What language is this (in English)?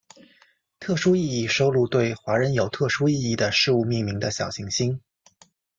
Chinese